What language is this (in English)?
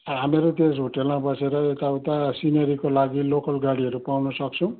Nepali